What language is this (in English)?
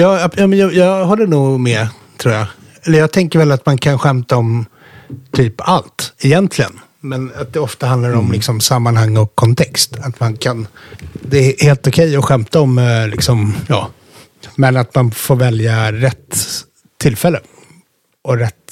Swedish